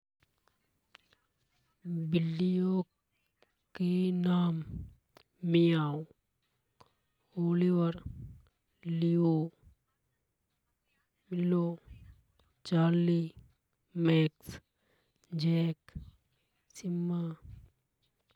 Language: Hadothi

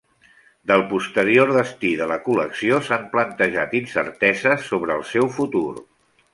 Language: Catalan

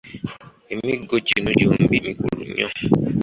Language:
Ganda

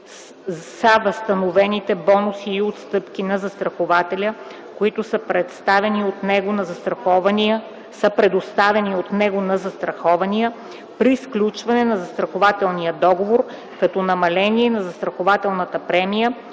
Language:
Bulgarian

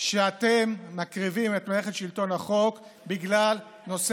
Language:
Hebrew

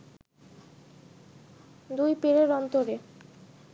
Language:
Bangla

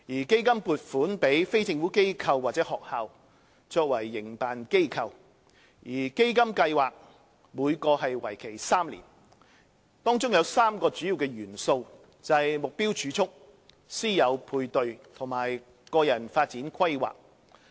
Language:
Cantonese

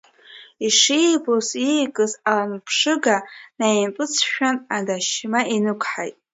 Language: Abkhazian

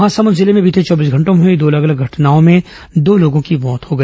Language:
Hindi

